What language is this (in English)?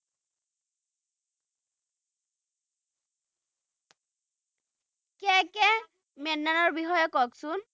Assamese